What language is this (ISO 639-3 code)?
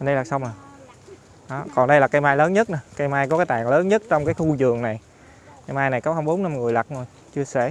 vie